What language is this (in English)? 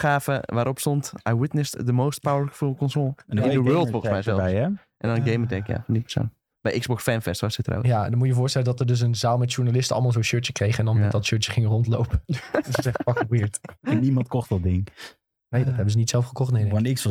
Dutch